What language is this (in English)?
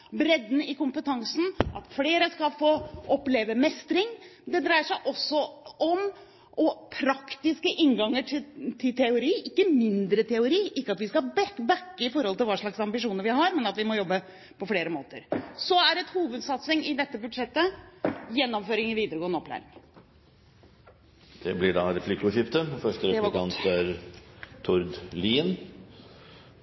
Norwegian Bokmål